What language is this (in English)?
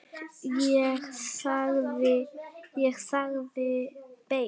Icelandic